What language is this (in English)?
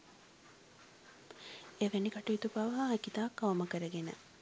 Sinhala